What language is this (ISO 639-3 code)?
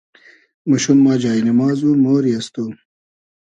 haz